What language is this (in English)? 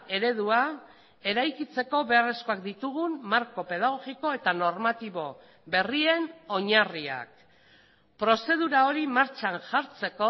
Basque